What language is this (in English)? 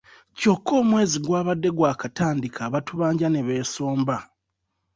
Ganda